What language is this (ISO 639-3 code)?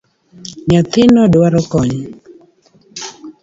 luo